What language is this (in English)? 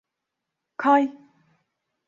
Turkish